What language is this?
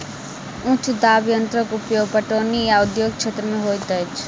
Maithili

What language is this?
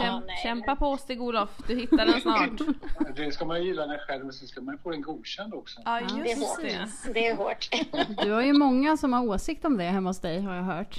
Swedish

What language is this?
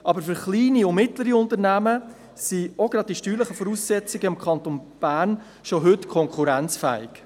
Swiss German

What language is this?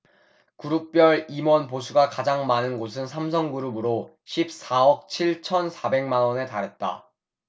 Korean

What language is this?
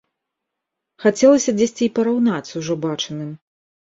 Belarusian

